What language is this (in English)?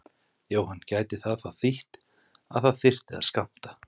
Icelandic